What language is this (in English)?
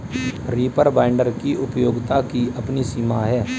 Hindi